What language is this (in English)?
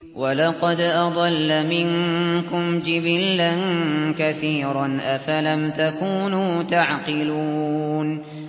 Arabic